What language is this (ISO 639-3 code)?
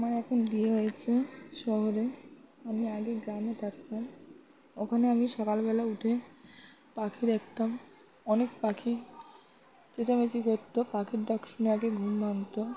ben